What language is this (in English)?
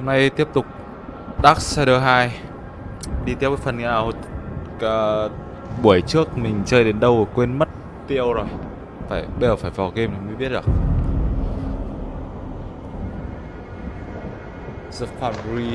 Vietnamese